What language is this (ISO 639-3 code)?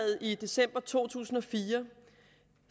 dan